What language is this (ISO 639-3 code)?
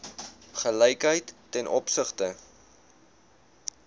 afr